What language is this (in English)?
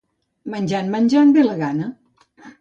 Catalan